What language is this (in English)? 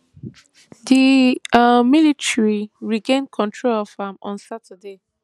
Nigerian Pidgin